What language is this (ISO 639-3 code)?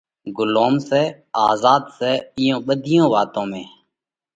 kvx